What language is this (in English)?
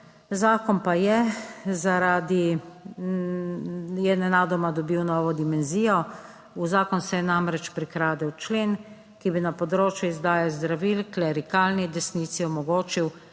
Slovenian